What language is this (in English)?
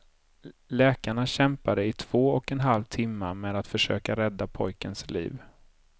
Swedish